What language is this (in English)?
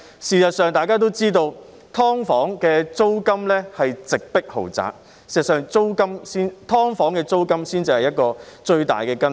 Cantonese